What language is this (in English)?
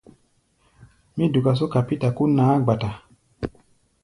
Gbaya